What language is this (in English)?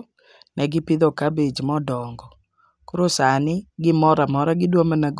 Luo (Kenya and Tanzania)